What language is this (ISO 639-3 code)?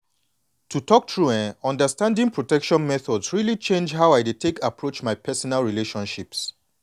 pcm